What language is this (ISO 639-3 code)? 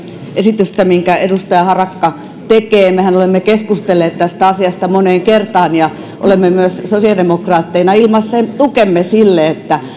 fin